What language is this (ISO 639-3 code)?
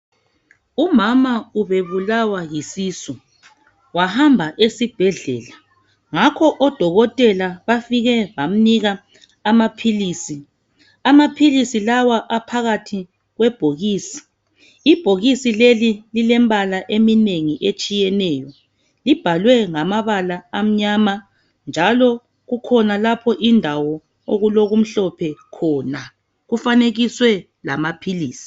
nde